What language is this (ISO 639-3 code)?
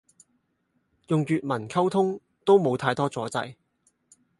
yue